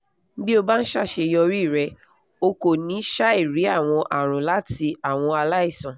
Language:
Yoruba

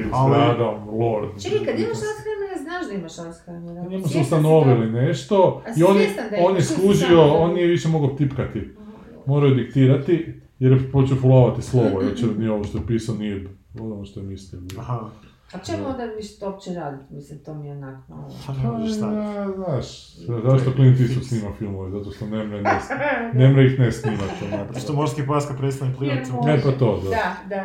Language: Croatian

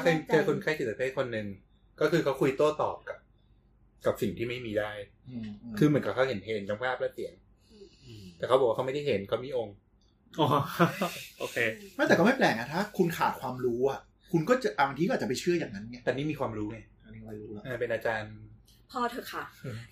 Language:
Thai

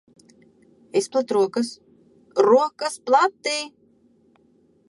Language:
Latvian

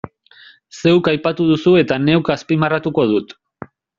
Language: Basque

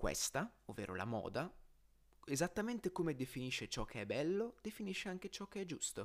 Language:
Italian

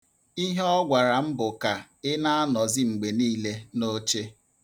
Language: Igbo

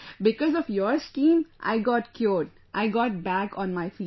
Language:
English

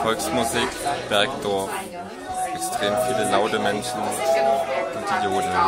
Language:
German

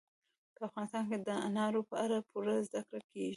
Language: Pashto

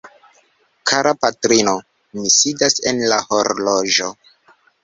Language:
Esperanto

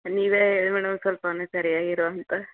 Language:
Kannada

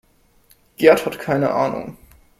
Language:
German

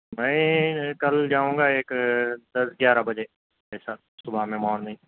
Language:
Urdu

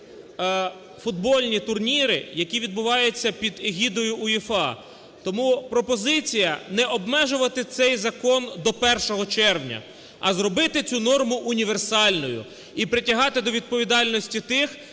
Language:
Ukrainian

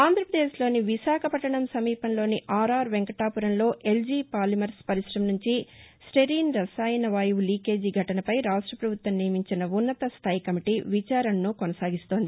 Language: Telugu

